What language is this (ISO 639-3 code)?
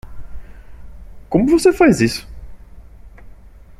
por